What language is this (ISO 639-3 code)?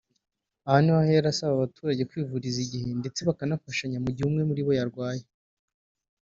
kin